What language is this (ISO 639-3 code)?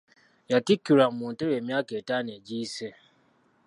lug